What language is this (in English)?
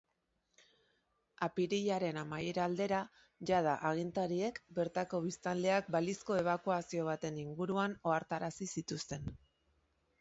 Basque